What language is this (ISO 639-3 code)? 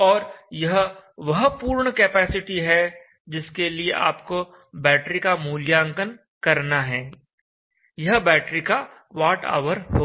hin